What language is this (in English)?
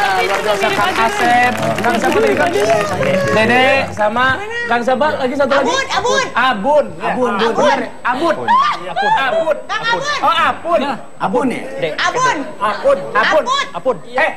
Indonesian